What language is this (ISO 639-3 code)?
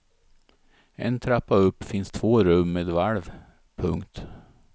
swe